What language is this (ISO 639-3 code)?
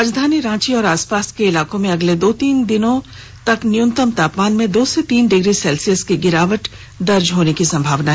hin